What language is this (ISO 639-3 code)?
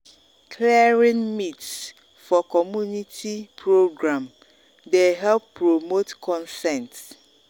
pcm